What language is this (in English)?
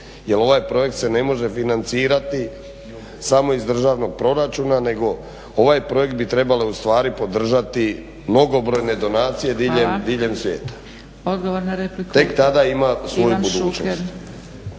Croatian